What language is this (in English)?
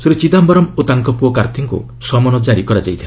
Odia